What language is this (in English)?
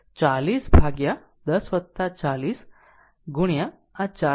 Gujarati